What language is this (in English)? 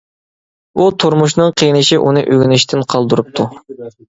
Uyghur